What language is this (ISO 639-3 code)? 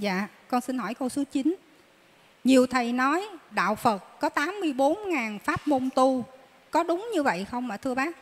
vie